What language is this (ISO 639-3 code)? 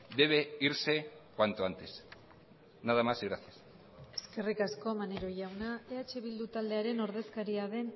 eus